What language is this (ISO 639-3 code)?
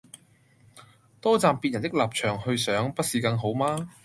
yue